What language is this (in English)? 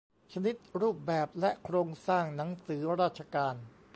Thai